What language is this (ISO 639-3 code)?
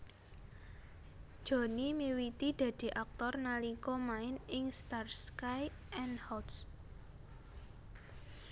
jav